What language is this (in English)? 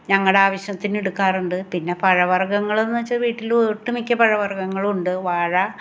Malayalam